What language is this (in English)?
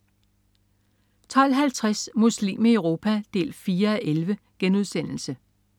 Danish